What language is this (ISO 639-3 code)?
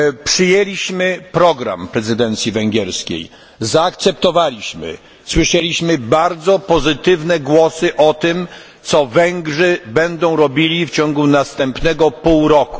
pol